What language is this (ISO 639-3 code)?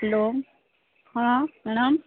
ori